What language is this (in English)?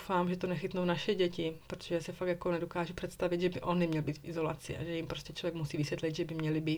Czech